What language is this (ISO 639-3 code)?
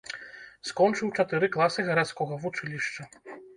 bel